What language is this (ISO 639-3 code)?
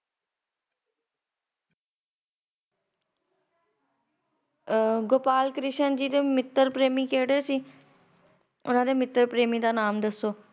pan